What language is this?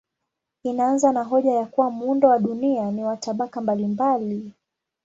Swahili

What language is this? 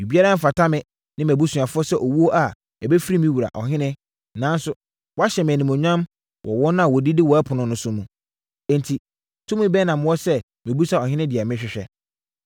Akan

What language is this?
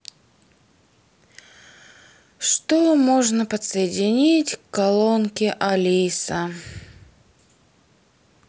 Russian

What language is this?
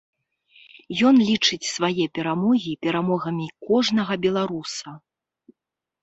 Belarusian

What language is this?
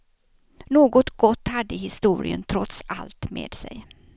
Swedish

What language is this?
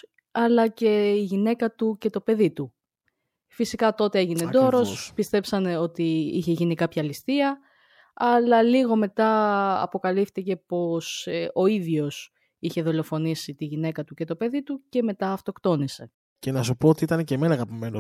Greek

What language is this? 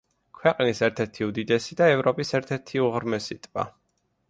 Georgian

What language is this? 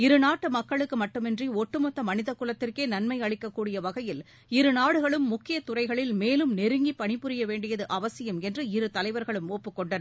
Tamil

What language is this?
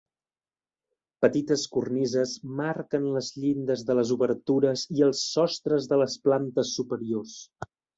Catalan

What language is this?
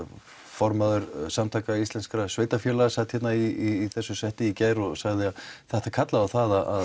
Icelandic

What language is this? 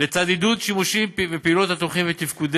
Hebrew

